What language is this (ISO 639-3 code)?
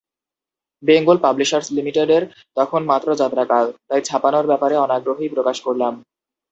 ben